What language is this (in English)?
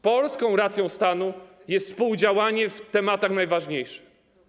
Polish